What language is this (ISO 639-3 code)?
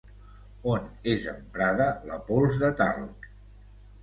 cat